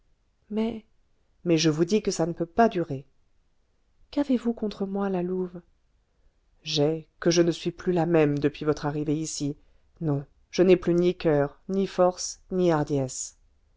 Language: French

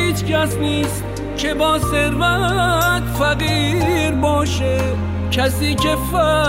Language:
Persian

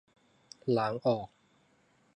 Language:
Thai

